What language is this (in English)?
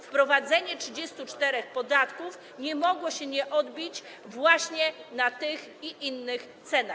Polish